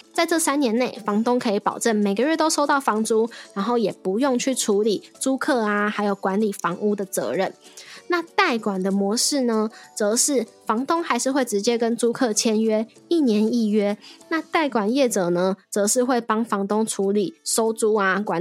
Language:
Chinese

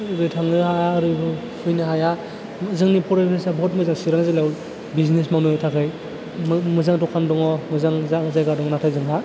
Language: Bodo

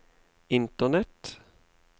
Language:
Norwegian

